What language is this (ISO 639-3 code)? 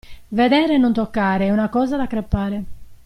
ita